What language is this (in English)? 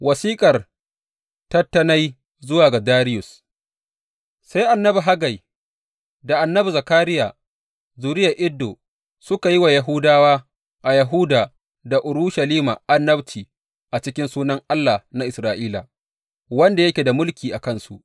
Hausa